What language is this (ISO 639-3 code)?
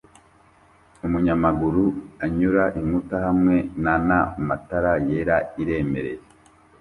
kin